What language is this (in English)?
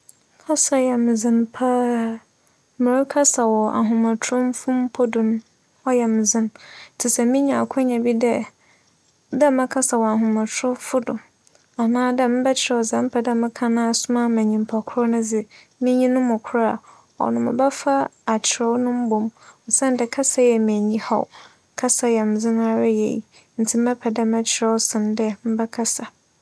Akan